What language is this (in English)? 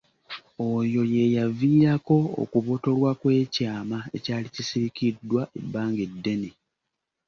Ganda